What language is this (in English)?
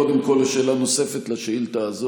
Hebrew